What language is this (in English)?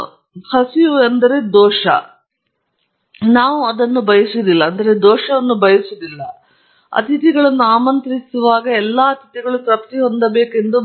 Kannada